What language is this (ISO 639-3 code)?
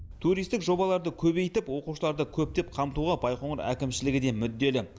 kaz